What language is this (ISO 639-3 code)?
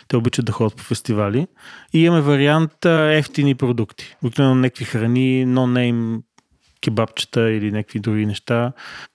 bul